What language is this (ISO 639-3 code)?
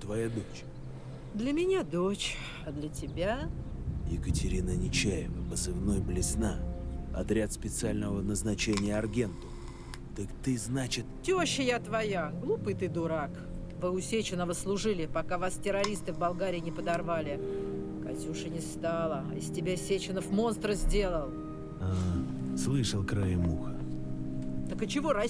rus